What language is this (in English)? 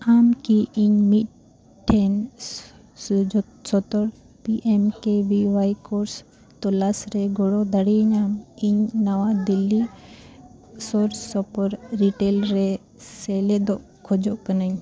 Santali